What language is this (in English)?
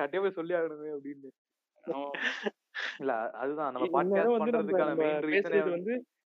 Tamil